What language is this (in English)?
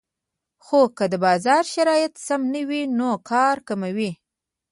Pashto